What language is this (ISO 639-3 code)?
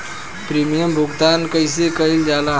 bho